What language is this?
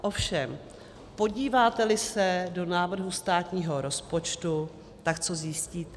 Czech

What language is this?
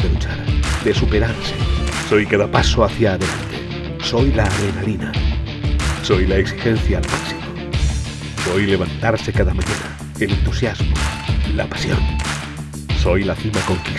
Spanish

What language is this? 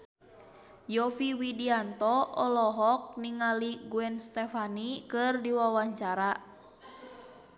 Sundanese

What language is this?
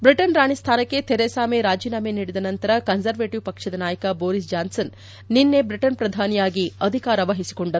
Kannada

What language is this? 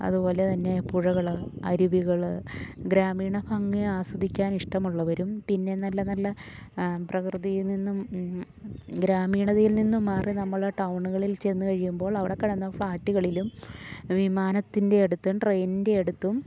Malayalam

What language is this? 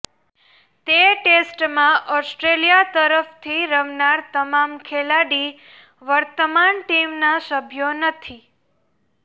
Gujarati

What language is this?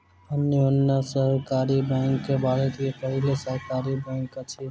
Maithili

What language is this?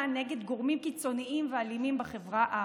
Hebrew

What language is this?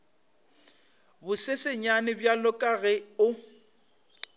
Northern Sotho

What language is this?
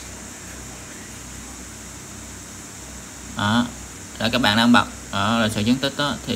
Vietnamese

